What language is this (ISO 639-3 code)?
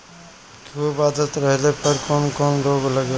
bho